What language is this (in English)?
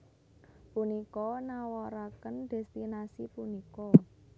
Javanese